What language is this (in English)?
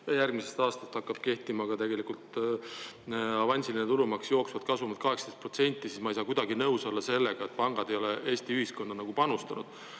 Estonian